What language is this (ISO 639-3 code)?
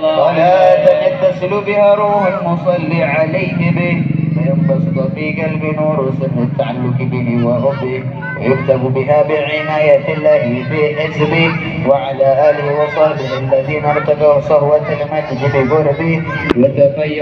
ara